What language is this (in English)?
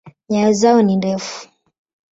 Swahili